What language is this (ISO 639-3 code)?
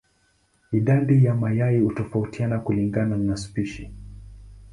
swa